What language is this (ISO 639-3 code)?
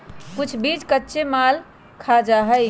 mag